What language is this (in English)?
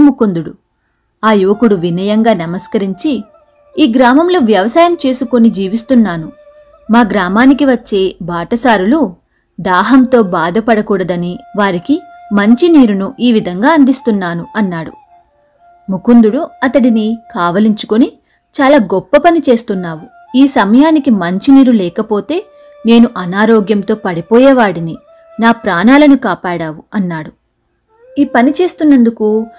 Telugu